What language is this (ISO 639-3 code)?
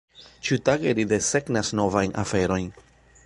epo